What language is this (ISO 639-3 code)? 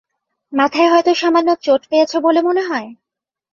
ben